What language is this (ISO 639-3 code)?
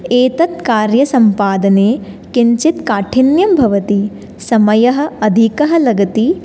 san